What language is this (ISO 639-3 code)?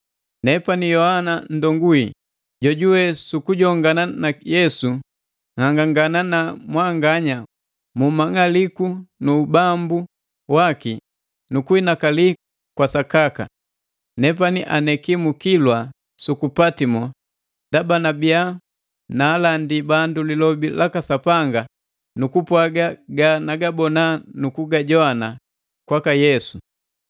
mgv